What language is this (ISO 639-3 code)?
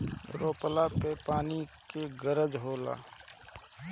bho